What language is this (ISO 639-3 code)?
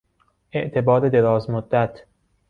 fas